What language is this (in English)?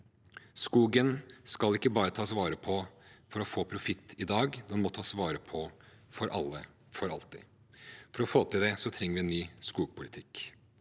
Norwegian